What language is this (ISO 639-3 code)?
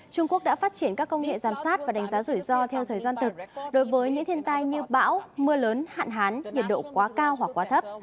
vie